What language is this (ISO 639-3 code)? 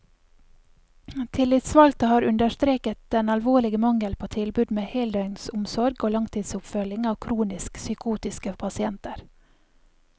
nor